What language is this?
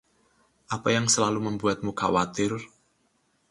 Indonesian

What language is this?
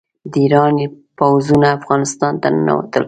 Pashto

